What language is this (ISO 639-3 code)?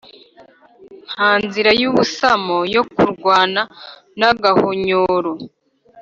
kin